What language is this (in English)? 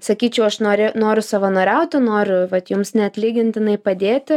Lithuanian